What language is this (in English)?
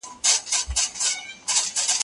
Pashto